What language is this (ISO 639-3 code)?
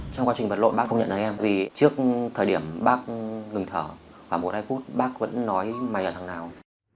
vie